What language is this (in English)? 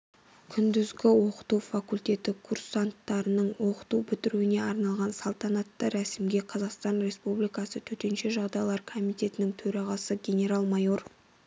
Kazakh